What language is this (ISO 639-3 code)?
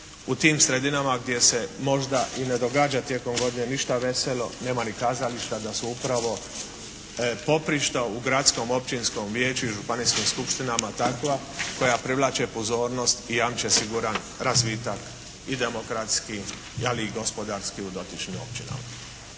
hrv